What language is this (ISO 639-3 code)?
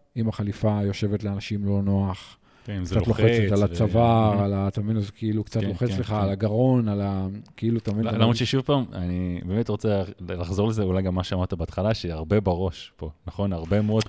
heb